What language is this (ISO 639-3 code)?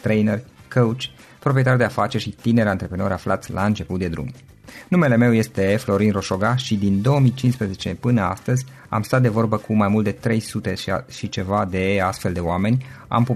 ron